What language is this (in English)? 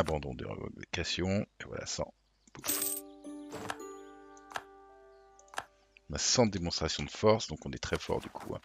French